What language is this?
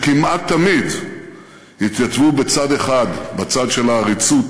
Hebrew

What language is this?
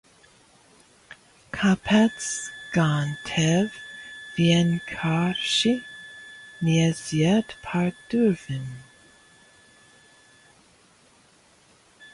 Latvian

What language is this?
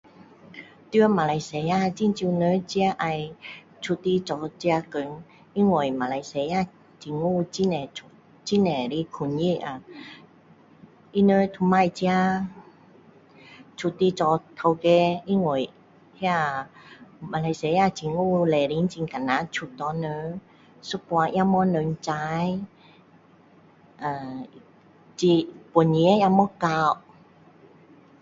Min Dong Chinese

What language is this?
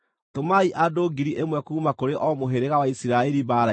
Kikuyu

